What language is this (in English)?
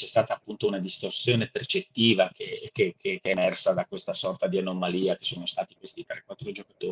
Italian